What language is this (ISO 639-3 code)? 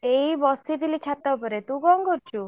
ori